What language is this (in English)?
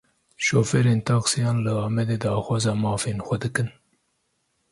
Kurdish